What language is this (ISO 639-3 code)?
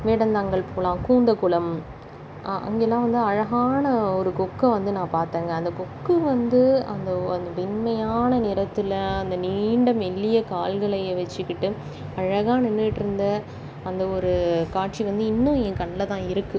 tam